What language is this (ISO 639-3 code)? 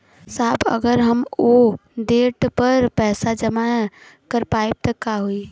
bho